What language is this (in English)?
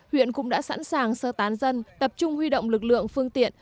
Vietnamese